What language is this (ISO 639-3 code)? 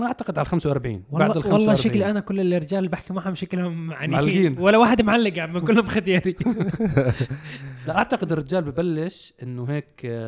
ara